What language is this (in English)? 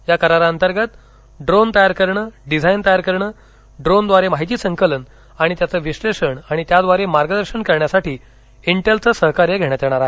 Marathi